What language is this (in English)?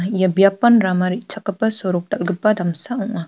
Garo